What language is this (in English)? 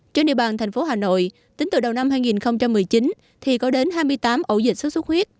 Vietnamese